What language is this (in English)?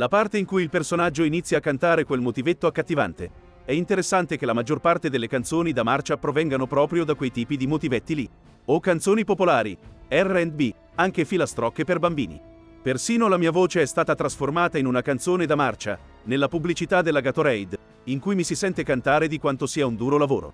Italian